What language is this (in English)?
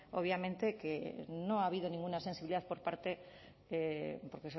Spanish